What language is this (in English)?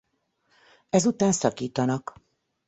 Hungarian